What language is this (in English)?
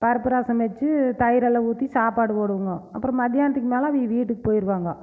Tamil